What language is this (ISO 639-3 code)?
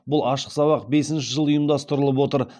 kaz